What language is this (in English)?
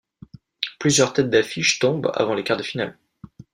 French